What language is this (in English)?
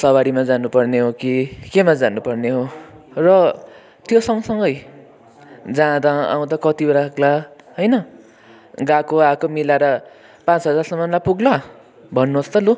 Nepali